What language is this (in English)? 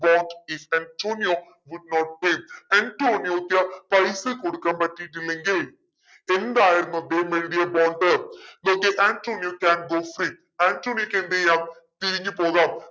Malayalam